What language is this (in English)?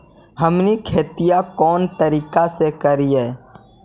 Magahi